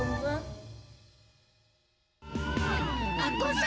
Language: Indonesian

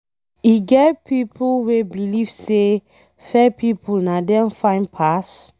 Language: Nigerian Pidgin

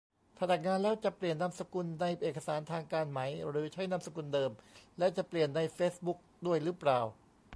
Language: Thai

